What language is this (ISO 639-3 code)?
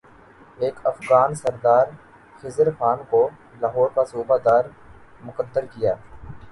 urd